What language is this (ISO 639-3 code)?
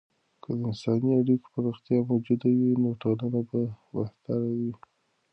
pus